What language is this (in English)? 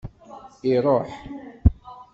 Kabyle